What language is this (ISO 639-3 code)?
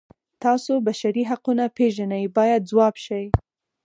pus